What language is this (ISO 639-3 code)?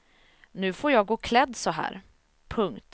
swe